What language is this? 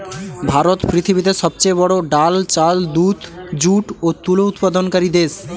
Bangla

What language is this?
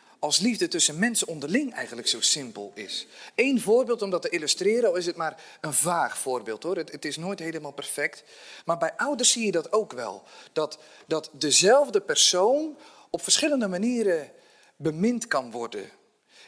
Dutch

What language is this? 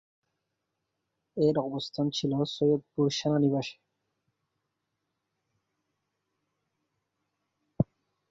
Bangla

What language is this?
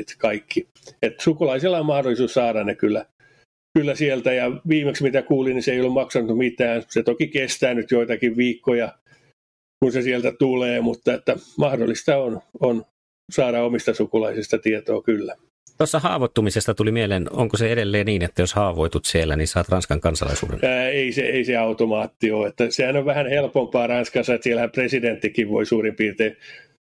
Finnish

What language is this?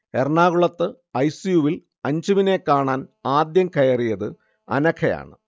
Malayalam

